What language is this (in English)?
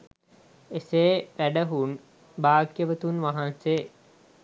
Sinhala